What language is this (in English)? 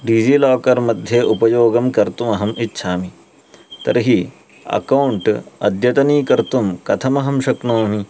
Sanskrit